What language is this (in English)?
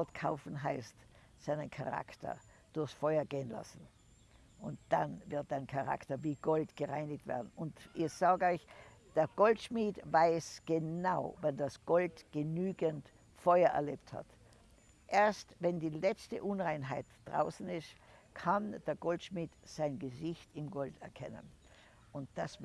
German